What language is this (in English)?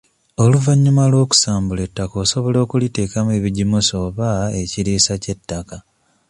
Ganda